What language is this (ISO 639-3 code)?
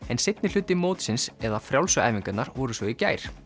isl